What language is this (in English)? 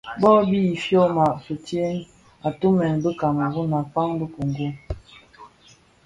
Bafia